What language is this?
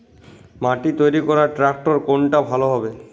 Bangla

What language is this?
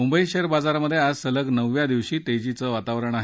Marathi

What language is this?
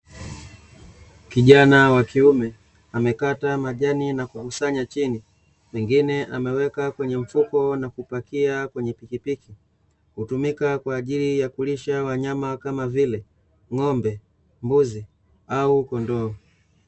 Swahili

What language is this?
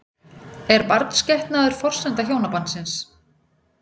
Icelandic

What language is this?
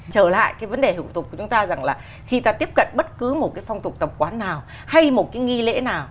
Vietnamese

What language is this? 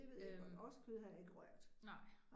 Danish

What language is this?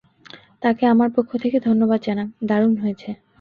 Bangla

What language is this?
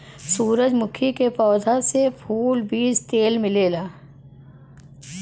Bhojpuri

